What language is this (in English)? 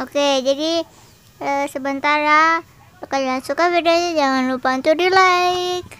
Indonesian